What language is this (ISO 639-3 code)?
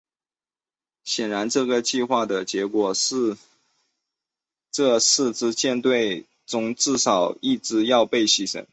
zho